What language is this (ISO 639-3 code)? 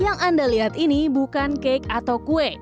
ind